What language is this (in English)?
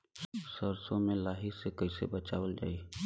Bhojpuri